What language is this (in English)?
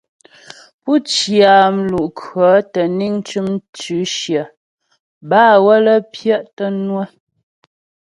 Ghomala